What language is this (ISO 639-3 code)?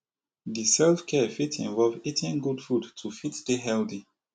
pcm